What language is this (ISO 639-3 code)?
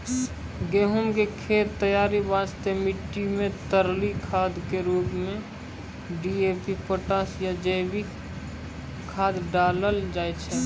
mai